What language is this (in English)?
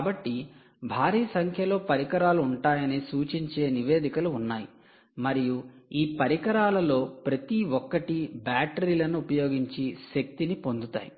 Telugu